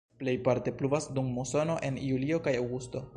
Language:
Esperanto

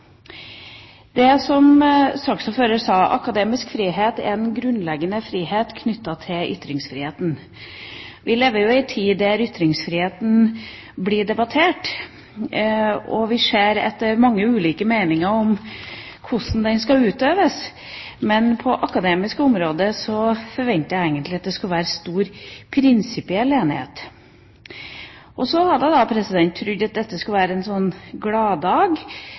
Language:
Norwegian Bokmål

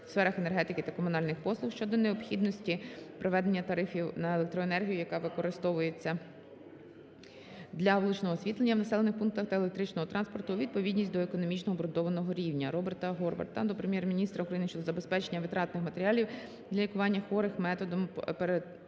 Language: Ukrainian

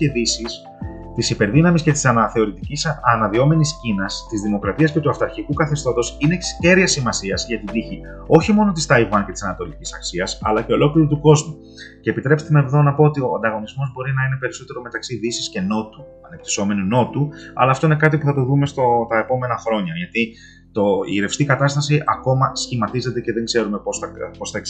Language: Greek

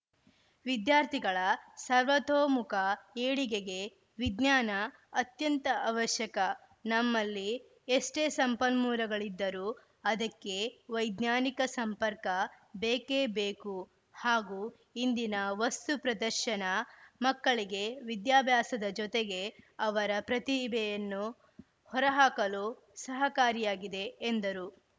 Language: Kannada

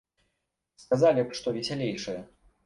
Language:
Belarusian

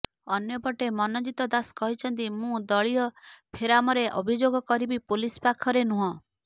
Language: Odia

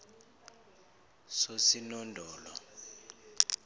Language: South Ndebele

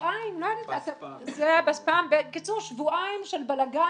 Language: Hebrew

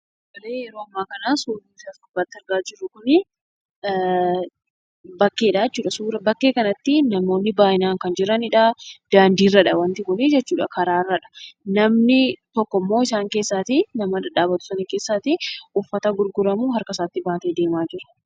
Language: Oromo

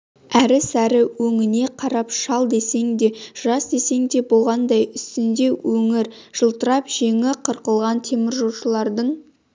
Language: Kazakh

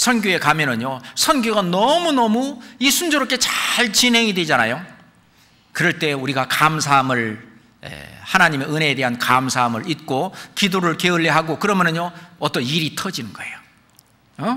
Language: Korean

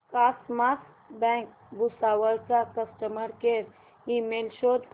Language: Marathi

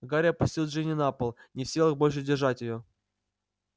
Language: Russian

